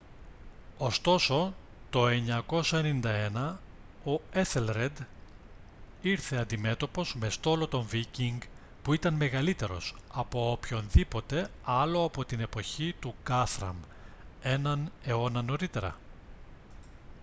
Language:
Greek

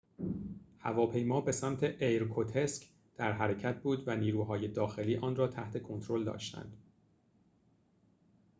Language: Persian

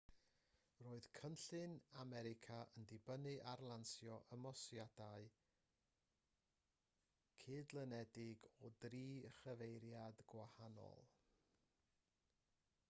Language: Welsh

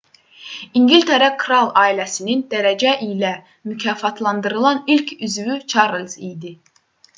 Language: Azerbaijani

